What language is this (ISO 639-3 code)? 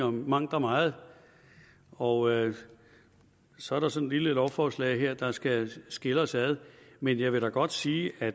dan